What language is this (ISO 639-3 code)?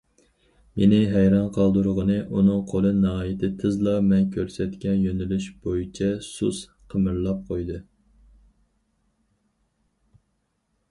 uig